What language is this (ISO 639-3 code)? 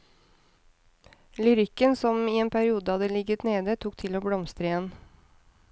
nor